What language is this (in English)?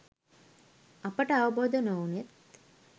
Sinhala